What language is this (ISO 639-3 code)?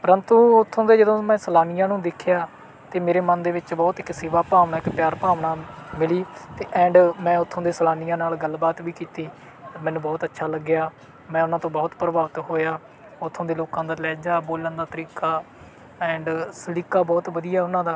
pan